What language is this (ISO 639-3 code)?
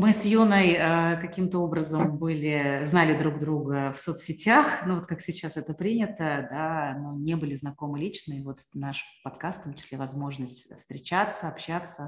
rus